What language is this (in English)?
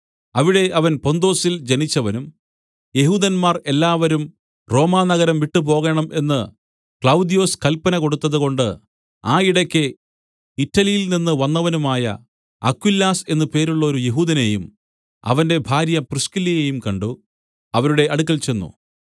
Malayalam